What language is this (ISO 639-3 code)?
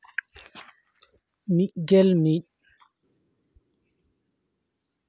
sat